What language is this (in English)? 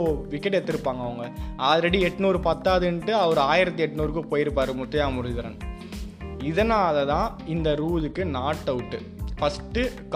Tamil